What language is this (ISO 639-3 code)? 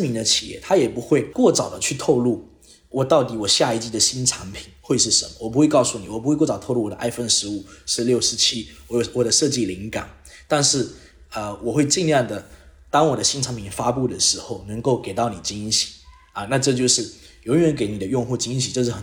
zho